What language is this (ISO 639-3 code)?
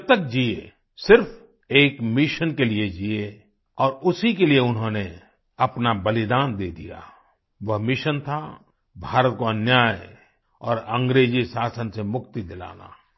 hin